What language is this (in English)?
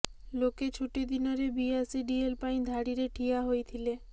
Odia